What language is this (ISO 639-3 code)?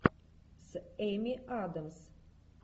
rus